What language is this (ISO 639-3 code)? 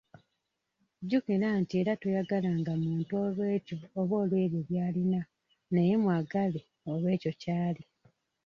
lug